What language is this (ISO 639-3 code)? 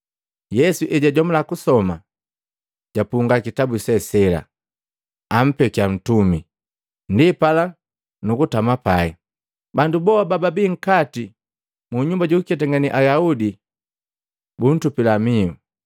mgv